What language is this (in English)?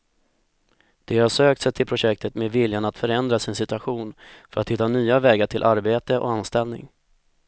Swedish